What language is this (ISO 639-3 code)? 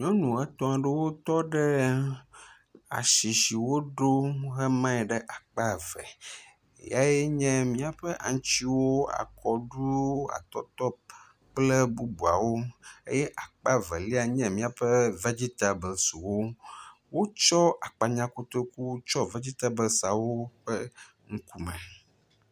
ewe